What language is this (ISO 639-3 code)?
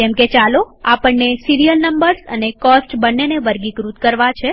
guj